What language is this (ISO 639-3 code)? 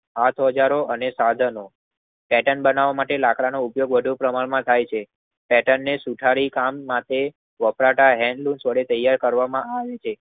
guj